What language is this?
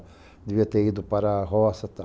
Portuguese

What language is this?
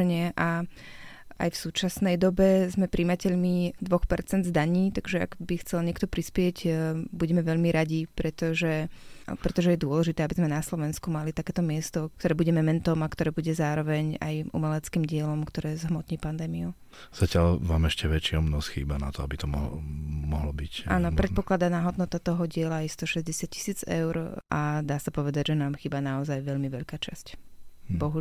Slovak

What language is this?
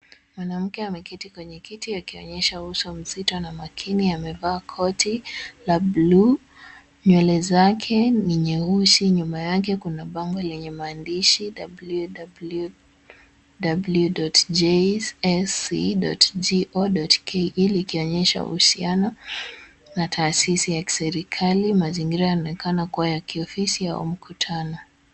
Swahili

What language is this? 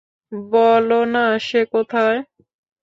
Bangla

